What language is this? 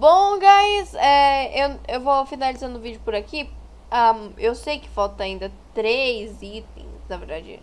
Portuguese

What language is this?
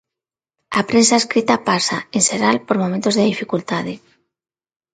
Galician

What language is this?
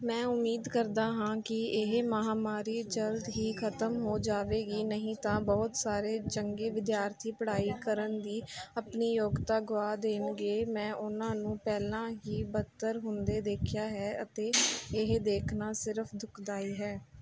Punjabi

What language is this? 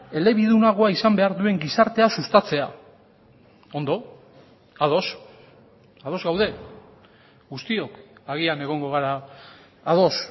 Basque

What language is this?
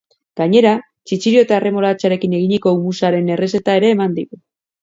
Basque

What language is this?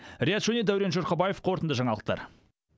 Kazakh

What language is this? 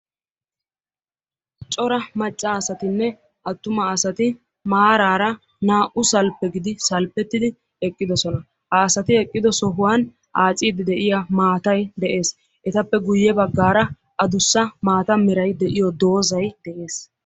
Wolaytta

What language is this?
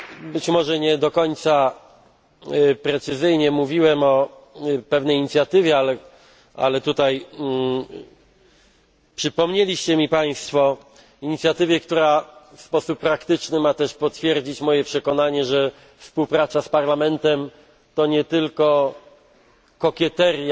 Polish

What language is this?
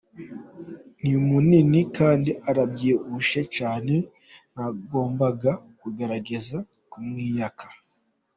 Kinyarwanda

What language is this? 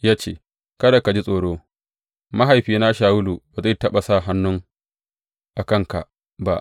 Hausa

